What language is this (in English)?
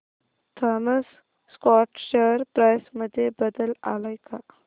Marathi